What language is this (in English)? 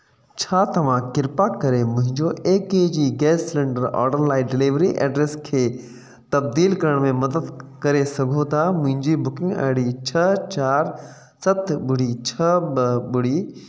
Sindhi